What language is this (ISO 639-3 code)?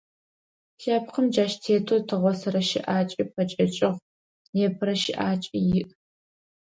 ady